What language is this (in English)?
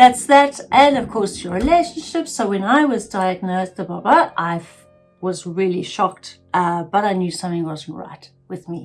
English